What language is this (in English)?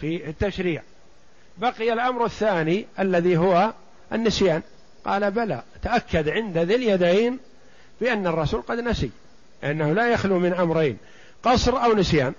Arabic